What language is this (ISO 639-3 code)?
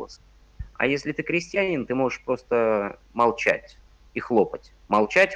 rus